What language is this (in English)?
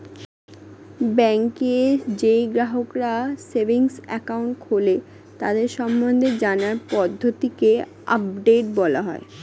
Bangla